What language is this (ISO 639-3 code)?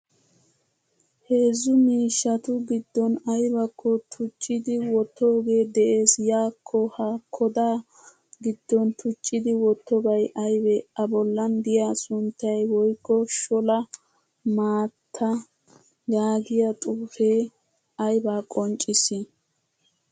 wal